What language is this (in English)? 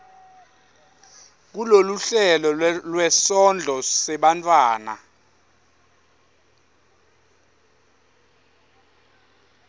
Swati